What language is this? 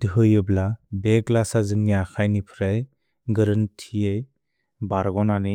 Bodo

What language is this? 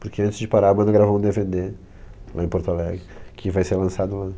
Portuguese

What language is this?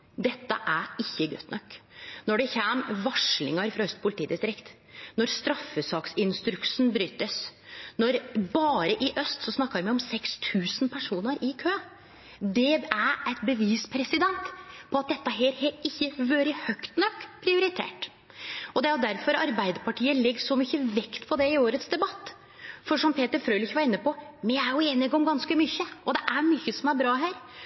Norwegian Nynorsk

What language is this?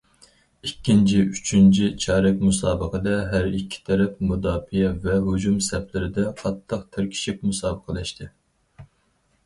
Uyghur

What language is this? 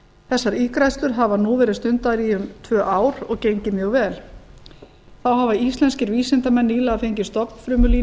Icelandic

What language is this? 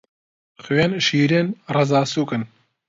Central Kurdish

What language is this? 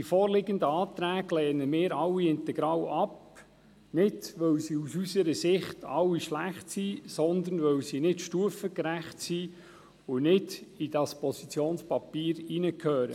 Swiss German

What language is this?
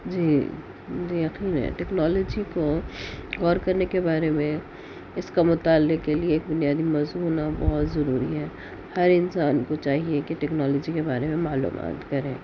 Urdu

